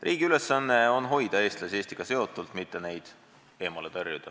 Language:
Estonian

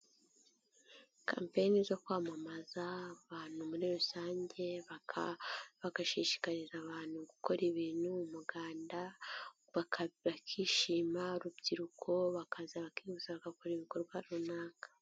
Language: Kinyarwanda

